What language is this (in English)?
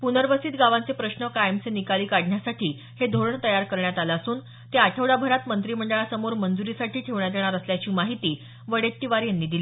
Marathi